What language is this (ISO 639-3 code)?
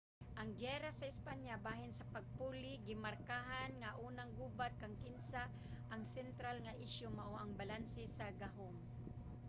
ceb